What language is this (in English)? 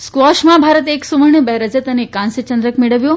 Gujarati